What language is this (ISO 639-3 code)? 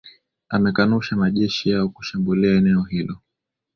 swa